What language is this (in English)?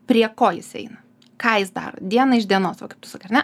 Lithuanian